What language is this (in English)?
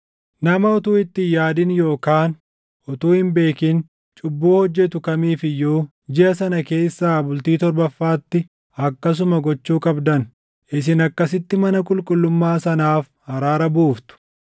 Oromo